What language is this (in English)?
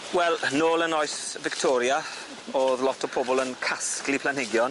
Welsh